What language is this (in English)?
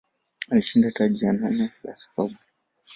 Swahili